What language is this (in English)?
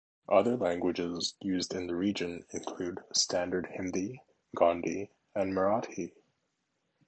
English